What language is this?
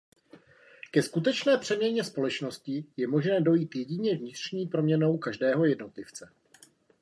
Czech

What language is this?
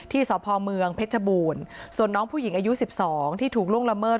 Thai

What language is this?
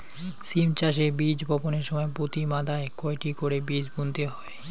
Bangla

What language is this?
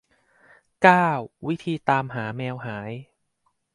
Thai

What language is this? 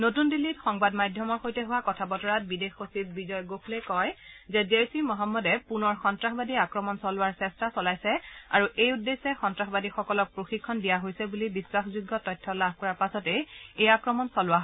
Assamese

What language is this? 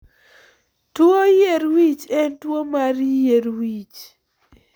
Luo (Kenya and Tanzania)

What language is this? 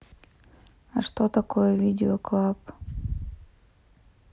Russian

